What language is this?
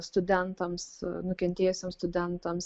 Lithuanian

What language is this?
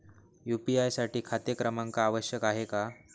Marathi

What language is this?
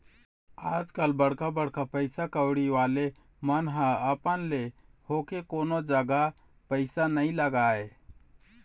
Chhattisgarhi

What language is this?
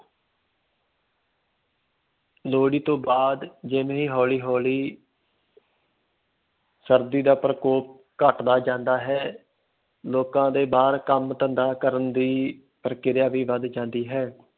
Punjabi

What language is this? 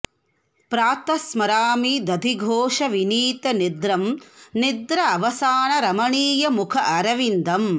Sanskrit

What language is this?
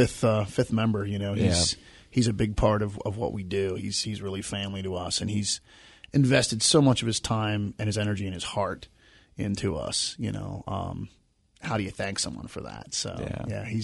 English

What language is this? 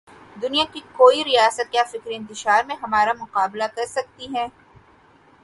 Urdu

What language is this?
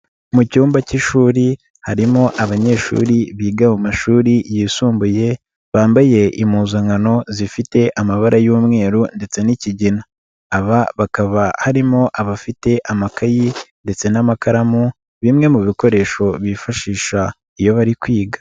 Kinyarwanda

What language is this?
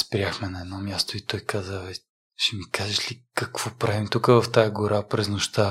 Bulgarian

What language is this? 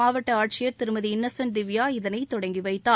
Tamil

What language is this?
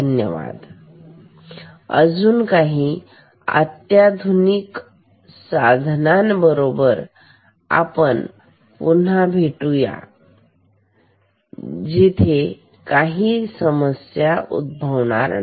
Marathi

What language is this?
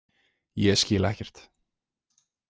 Icelandic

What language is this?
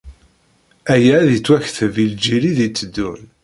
Kabyle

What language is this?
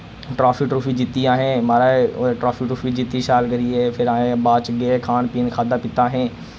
Dogri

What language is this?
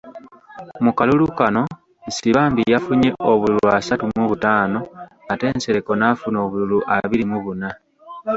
Ganda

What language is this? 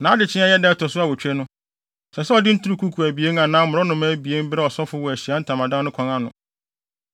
Akan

